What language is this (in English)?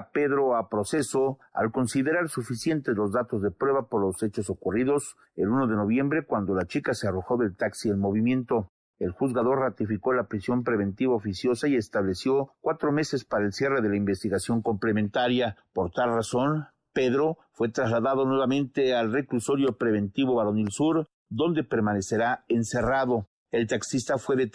Spanish